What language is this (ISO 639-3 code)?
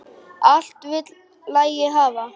isl